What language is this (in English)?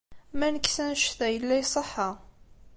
Kabyle